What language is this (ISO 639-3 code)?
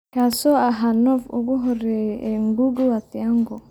som